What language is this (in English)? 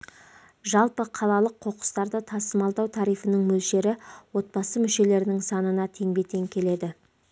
Kazakh